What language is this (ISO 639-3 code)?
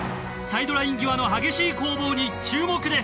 jpn